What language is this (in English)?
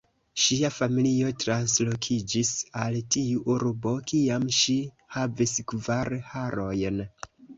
Esperanto